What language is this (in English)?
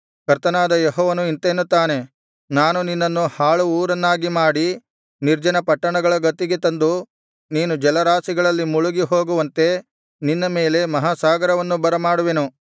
Kannada